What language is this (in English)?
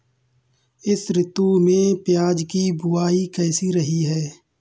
Hindi